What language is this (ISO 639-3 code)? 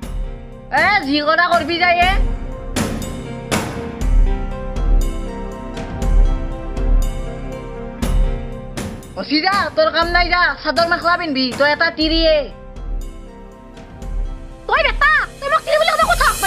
ind